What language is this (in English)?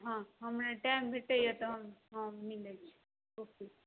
Maithili